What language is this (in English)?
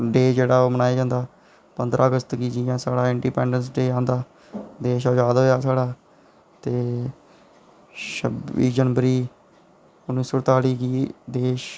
Dogri